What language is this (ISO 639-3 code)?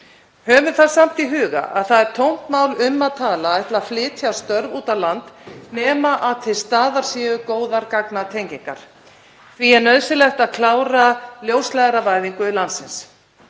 isl